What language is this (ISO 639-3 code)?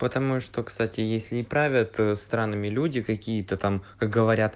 rus